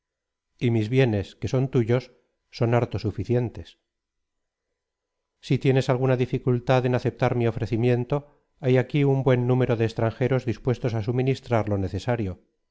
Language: Spanish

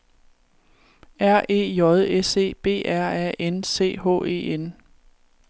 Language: Danish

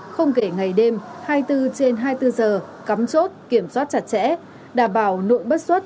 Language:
Vietnamese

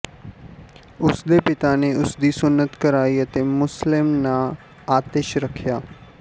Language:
Punjabi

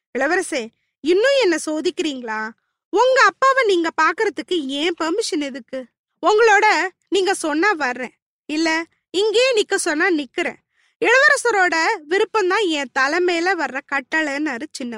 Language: Tamil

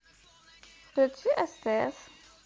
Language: Russian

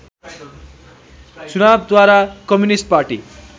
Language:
Nepali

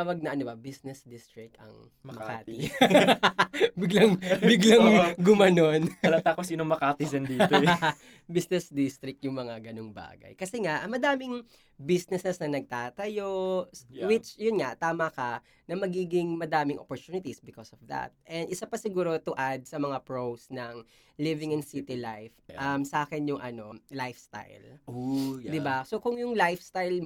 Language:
Filipino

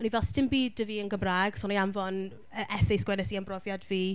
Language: Welsh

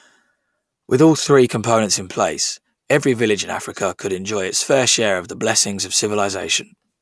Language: English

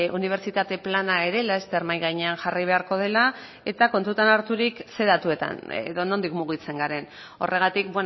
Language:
Basque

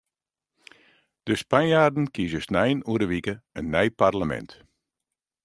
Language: Western Frisian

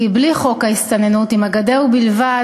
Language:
Hebrew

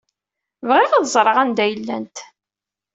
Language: Kabyle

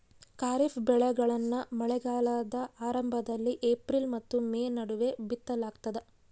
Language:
Kannada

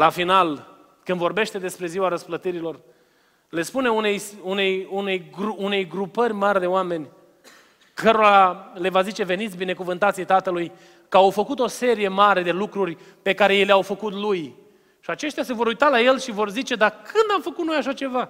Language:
Romanian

